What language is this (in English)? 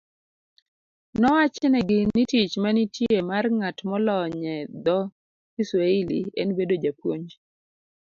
Luo (Kenya and Tanzania)